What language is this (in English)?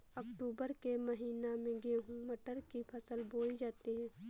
Hindi